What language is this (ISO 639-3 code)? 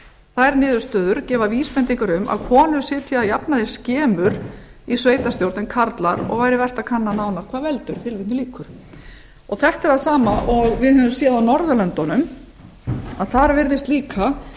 isl